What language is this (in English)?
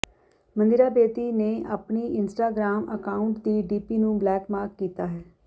Punjabi